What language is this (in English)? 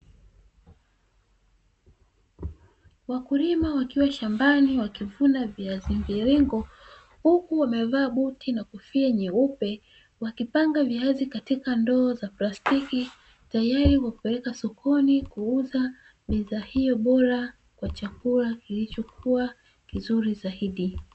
Swahili